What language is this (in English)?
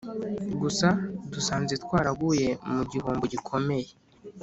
Kinyarwanda